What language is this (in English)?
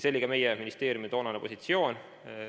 Estonian